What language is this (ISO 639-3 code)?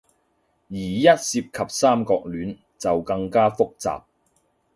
yue